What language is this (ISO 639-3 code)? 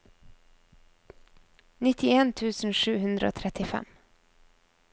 nor